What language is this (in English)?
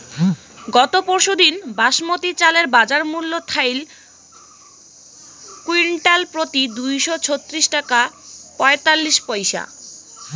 Bangla